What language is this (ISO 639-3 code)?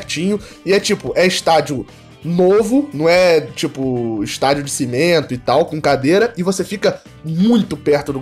por